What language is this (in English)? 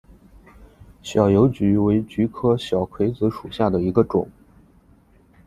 Chinese